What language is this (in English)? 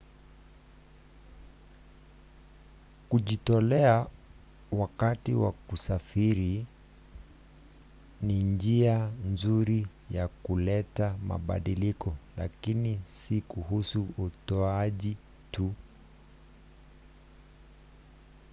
Swahili